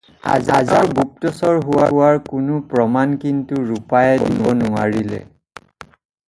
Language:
Assamese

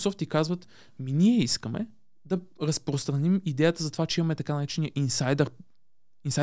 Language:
Bulgarian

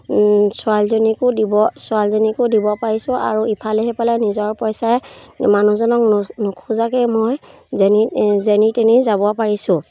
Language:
Assamese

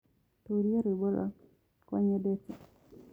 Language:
Kikuyu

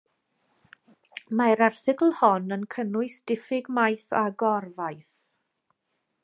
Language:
Welsh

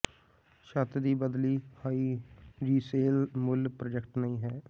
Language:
Punjabi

